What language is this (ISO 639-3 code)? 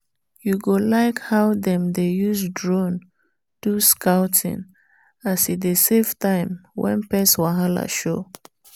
pcm